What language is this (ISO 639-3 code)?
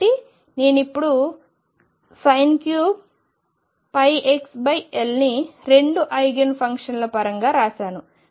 tel